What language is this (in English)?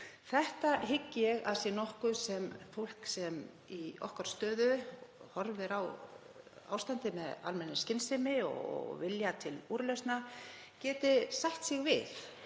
Icelandic